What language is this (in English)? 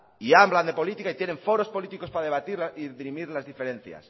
Spanish